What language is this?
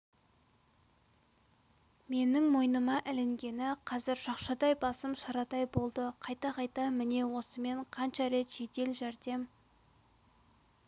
Kazakh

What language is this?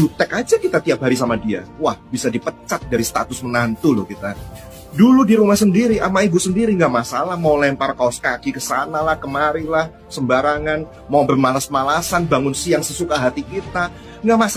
Indonesian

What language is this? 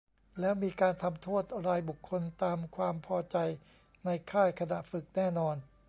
Thai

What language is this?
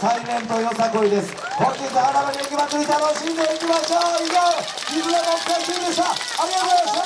Japanese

